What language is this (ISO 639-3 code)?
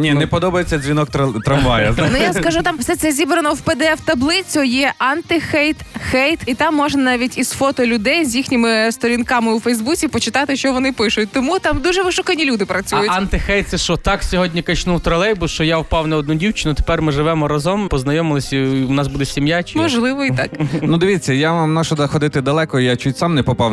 ukr